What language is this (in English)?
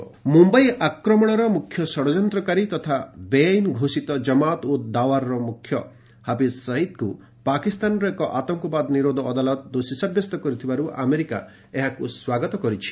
Odia